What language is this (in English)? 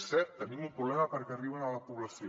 Catalan